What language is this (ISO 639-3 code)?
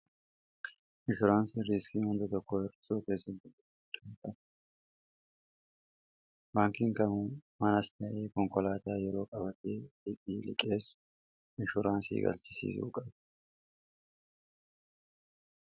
orm